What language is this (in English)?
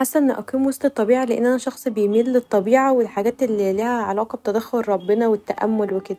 Egyptian Arabic